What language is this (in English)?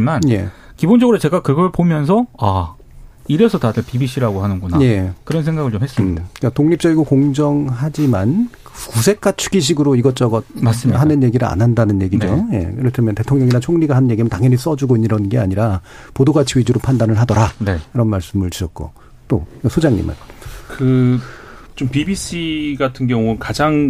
Korean